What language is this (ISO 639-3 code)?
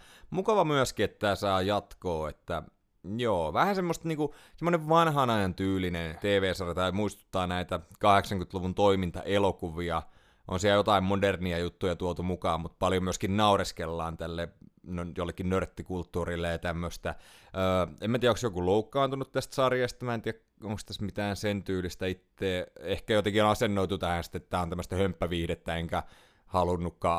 fin